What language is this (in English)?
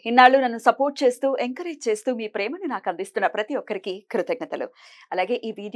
Telugu